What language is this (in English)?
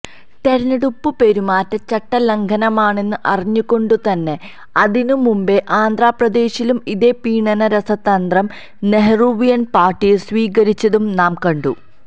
Malayalam